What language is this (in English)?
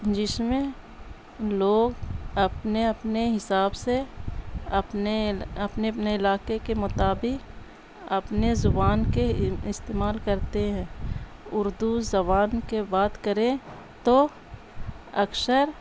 Urdu